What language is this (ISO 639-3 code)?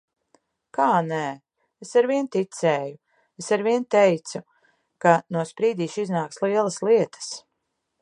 lav